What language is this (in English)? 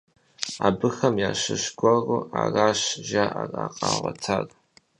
Kabardian